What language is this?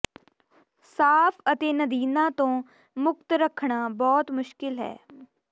Punjabi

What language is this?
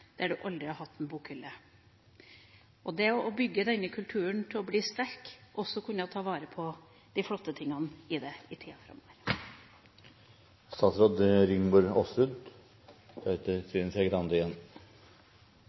Norwegian Bokmål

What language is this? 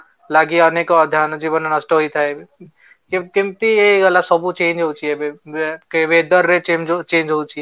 Odia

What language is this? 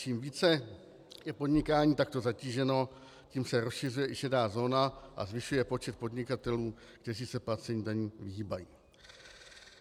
Czech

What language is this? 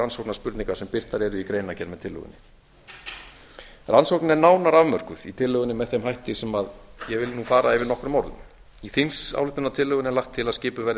Icelandic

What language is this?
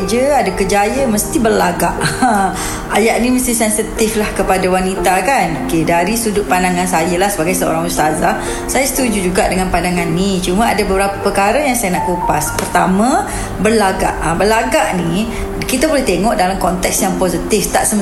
Malay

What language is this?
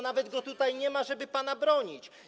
Polish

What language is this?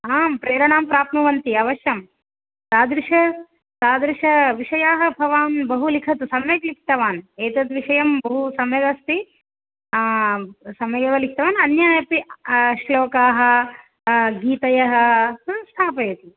Sanskrit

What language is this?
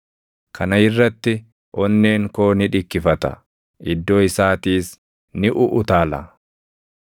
Oromo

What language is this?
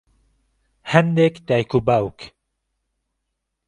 Central Kurdish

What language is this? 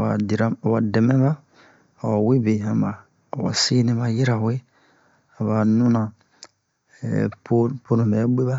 Bomu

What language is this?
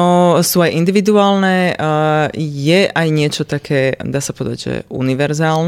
Slovak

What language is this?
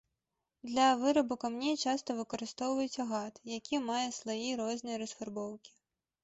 Belarusian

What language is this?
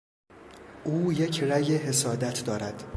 Persian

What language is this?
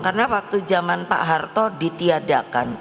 Indonesian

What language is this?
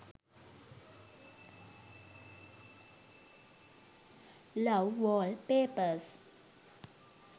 Sinhala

